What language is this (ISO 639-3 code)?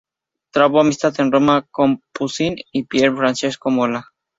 spa